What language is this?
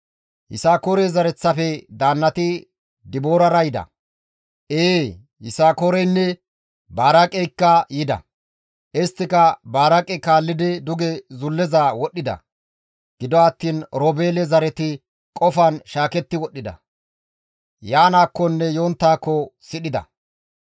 Gamo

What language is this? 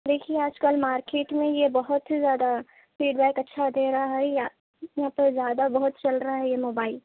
Urdu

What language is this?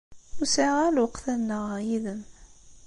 Kabyle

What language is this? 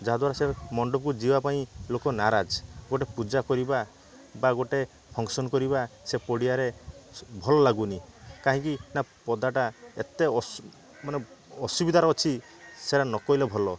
Odia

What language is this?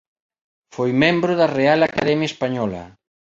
Galician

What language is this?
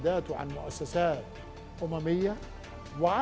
Indonesian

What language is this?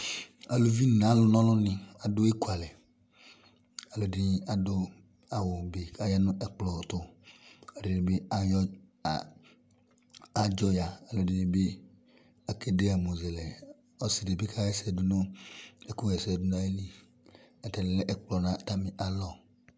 Ikposo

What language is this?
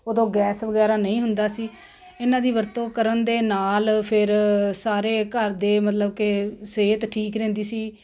Punjabi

